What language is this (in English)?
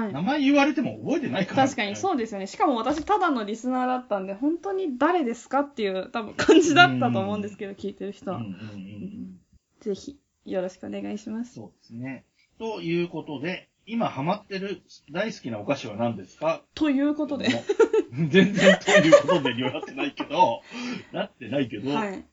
Japanese